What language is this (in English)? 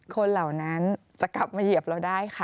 Thai